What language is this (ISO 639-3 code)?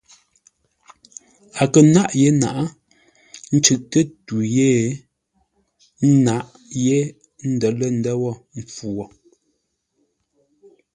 nla